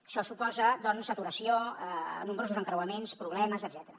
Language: Catalan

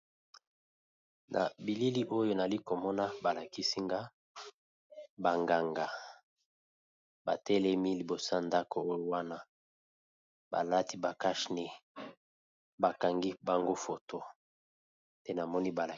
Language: Lingala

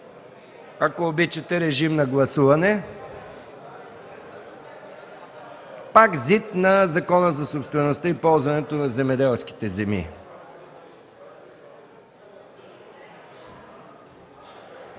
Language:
Bulgarian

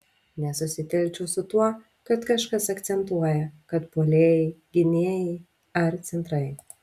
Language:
Lithuanian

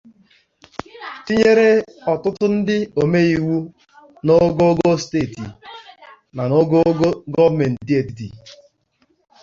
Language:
Igbo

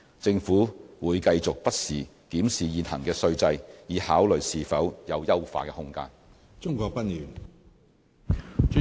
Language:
Cantonese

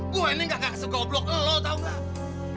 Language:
Indonesian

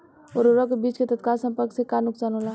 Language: Bhojpuri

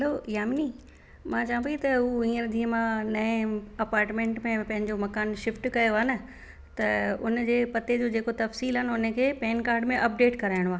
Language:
Sindhi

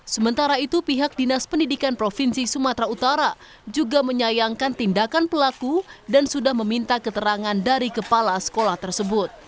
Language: Indonesian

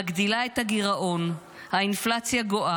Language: Hebrew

